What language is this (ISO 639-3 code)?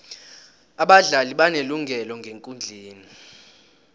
nbl